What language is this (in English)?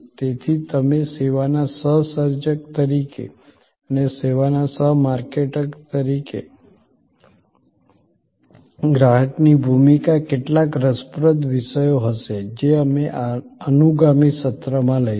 Gujarati